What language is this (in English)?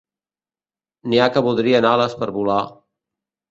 Catalan